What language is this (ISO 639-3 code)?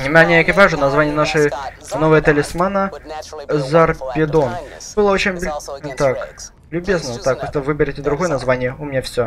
rus